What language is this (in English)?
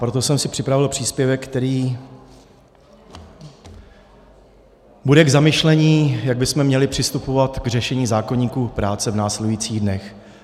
Czech